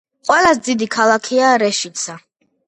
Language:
Georgian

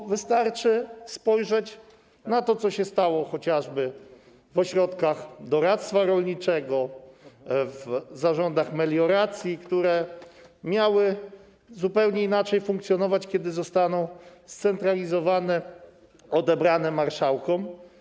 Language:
Polish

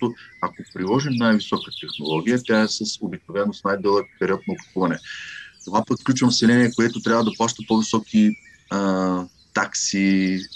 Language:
Bulgarian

